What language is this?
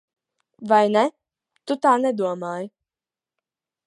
Latvian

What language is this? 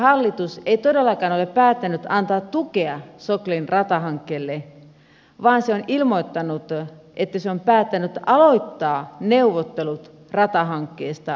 Finnish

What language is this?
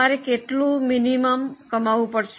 Gujarati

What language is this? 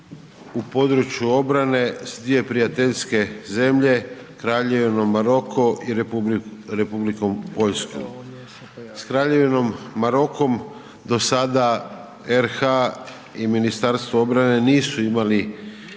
Croatian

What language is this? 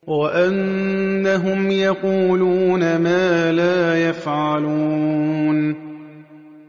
Arabic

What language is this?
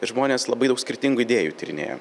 Lithuanian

